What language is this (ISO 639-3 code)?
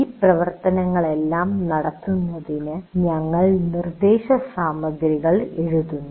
mal